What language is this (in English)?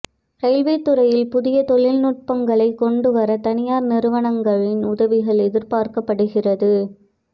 Tamil